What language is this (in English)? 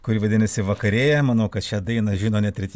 Lithuanian